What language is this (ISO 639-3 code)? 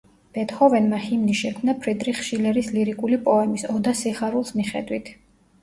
kat